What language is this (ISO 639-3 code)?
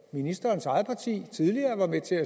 dan